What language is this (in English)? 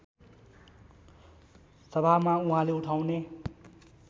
Nepali